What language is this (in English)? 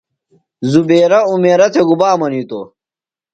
Phalura